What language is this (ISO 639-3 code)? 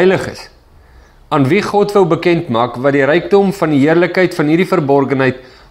nld